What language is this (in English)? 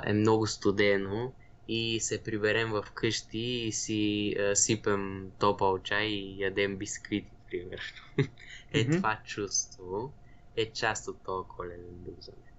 Bulgarian